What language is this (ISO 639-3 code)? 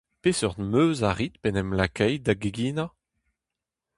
bre